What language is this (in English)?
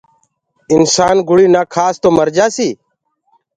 Gurgula